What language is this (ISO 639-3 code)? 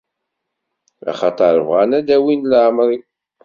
kab